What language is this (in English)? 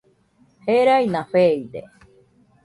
Nüpode Huitoto